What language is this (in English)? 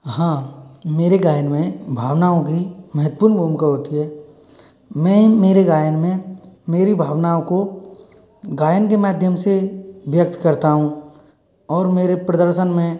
Hindi